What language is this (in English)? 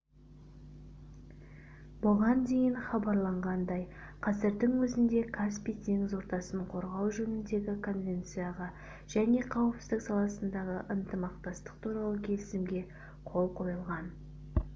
Kazakh